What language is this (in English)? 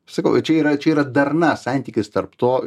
Lithuanian